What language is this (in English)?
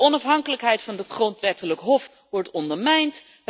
Dutch